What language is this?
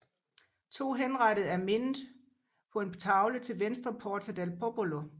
Danish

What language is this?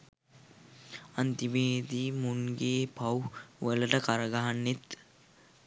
Sinhala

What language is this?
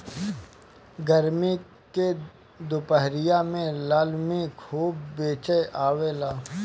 Bhojpuri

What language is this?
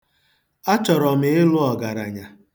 Igbo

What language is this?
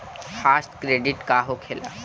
Bhojpuri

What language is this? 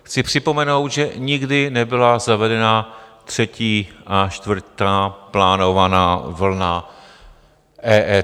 Czech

